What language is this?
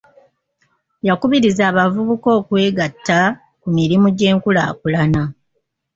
Ganda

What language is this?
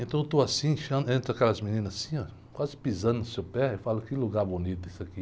Portuguese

